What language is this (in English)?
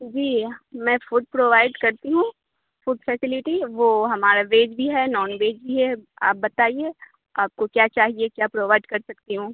Urdu